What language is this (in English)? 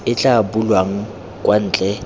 Tswana